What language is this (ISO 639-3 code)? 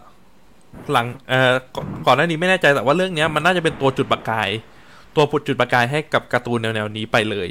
tha